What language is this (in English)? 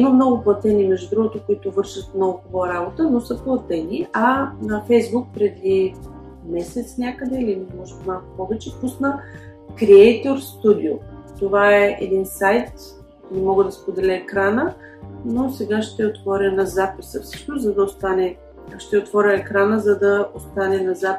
Bulgarian